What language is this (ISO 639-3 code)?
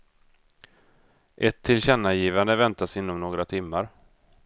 swe